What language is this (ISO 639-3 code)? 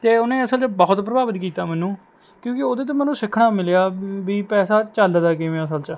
pan